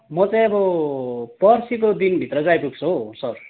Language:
Nepali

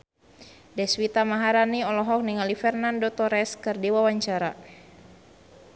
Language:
Sundanese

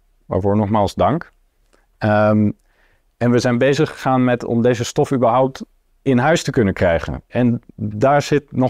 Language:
Dutch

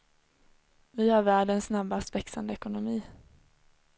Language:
Swedish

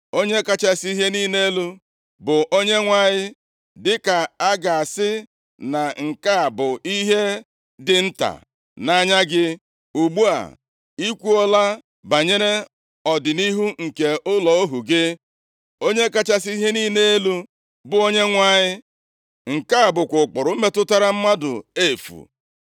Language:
Igbo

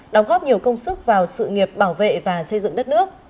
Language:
Vietnamese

